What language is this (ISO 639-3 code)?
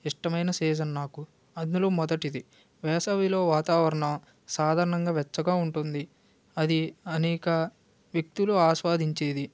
tel